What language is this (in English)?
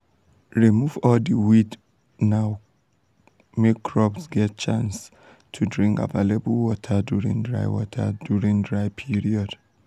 Nigerian Pidgin